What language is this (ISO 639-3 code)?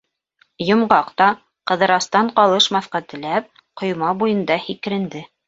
bak